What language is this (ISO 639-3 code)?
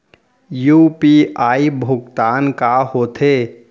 hne